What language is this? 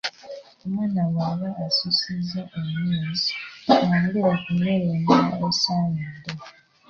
Ganda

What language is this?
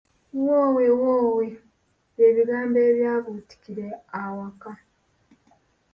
Ganda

